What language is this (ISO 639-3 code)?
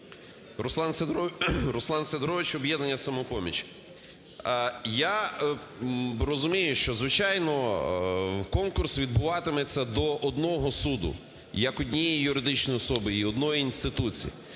ukr